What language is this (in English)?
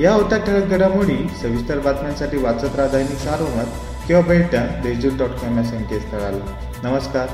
Marathi